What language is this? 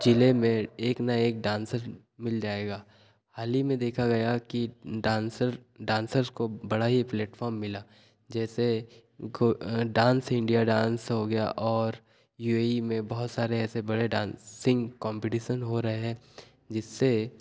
Hindi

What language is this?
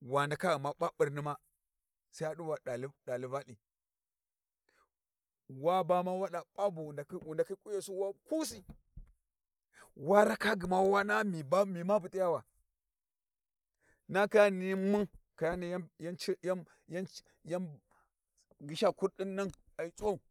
Warji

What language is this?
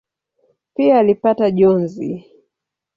Swahili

